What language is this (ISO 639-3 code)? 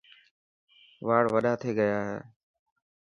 mki